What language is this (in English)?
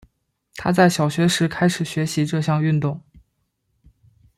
Chinese